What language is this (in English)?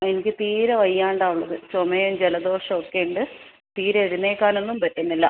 Malayalam